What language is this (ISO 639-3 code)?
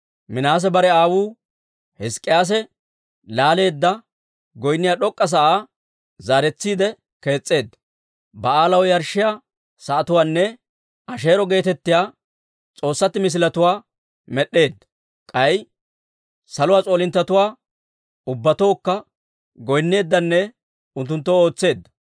dwr